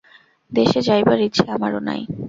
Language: Bangla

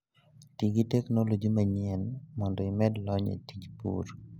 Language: Luo (Kenya and Tanzania)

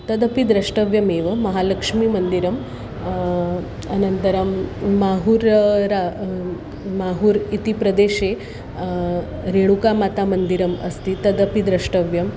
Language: Sanskrit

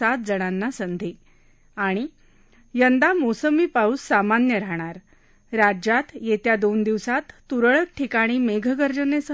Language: Marathi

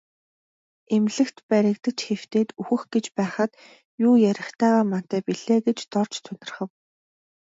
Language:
Mongolian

